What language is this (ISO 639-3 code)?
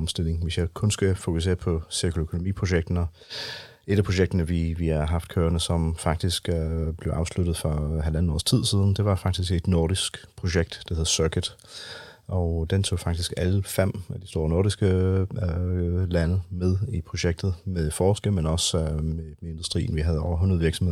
dan